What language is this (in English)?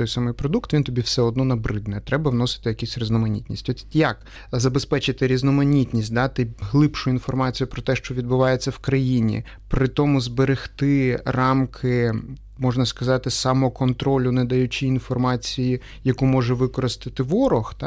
Ukrainian